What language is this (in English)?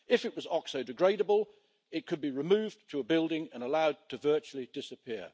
English